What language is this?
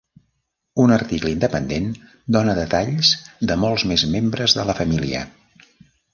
Catalan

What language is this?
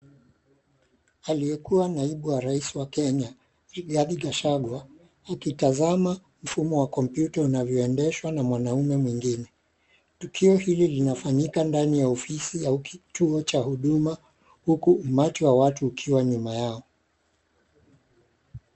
Swahili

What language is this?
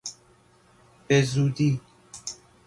Persian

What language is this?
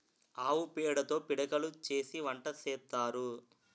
Telugu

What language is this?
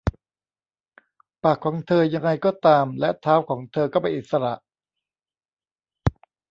Thai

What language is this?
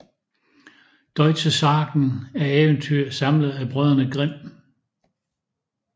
Danish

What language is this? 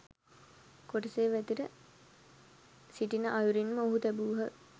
Sinhala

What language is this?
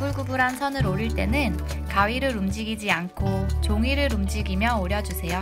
Korean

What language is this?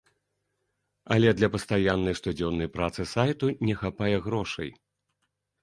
Belarusian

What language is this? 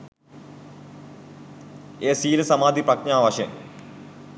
Sinhala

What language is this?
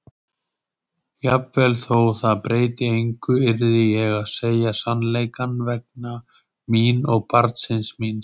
Icelandic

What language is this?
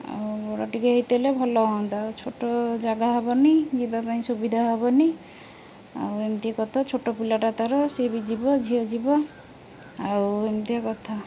Odia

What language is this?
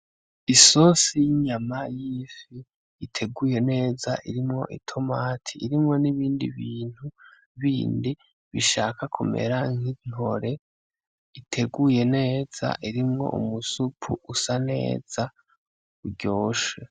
Rundi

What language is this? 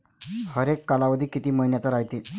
Marathi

